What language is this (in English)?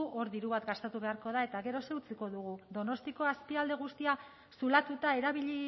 Basque